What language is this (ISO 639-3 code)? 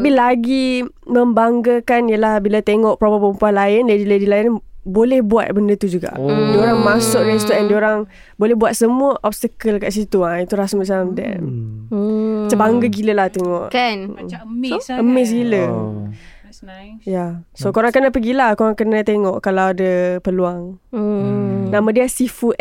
msa